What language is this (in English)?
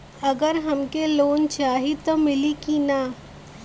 Bhojpuri